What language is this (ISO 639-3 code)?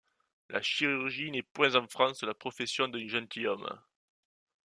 fra